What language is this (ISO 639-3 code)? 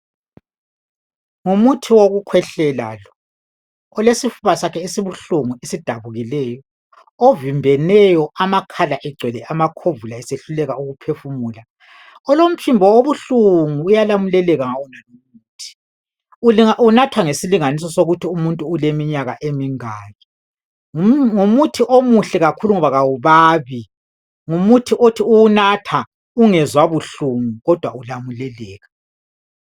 nde